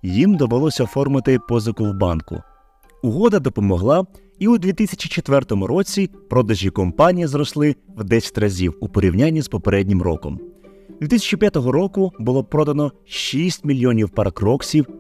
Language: Ukrainian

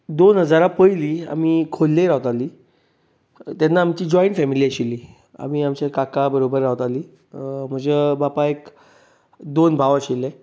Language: Konkani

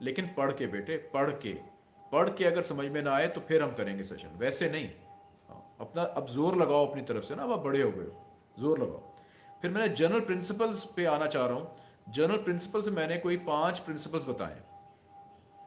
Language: Hindi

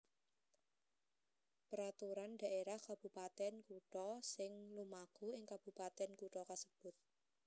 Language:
Javanese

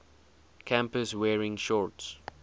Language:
English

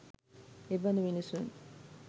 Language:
Sinhala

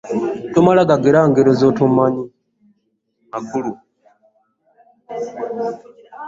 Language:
Ganda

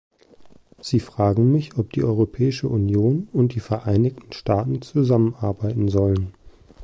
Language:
German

